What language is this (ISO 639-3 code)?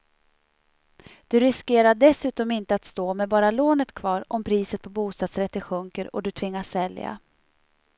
swe